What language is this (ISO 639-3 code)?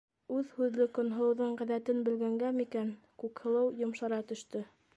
bak